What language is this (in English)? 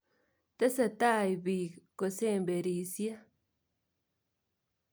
Kalenjin